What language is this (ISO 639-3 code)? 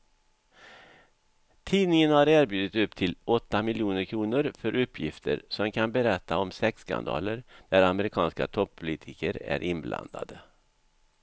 swe